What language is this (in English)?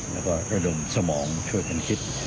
Thai